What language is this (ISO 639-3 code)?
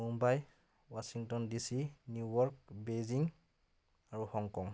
asm